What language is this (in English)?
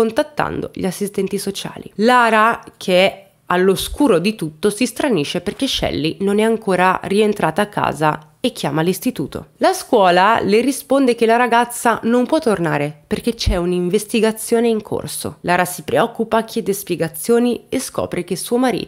Italian